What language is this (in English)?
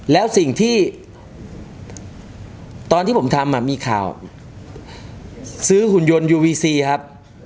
Thai